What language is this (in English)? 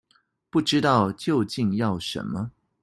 Chinese